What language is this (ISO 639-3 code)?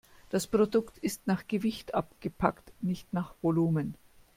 deu